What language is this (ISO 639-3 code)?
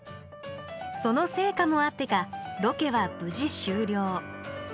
jpn